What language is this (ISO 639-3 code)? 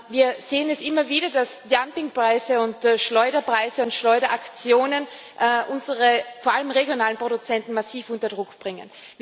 deu